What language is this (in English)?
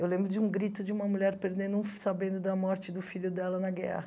Portuguese